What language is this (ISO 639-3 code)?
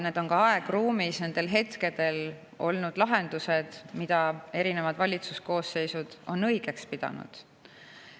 est